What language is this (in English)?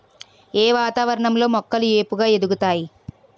Telugu